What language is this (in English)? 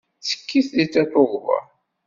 Kabyle